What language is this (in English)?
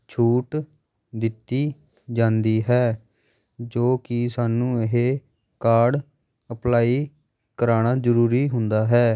Punjabi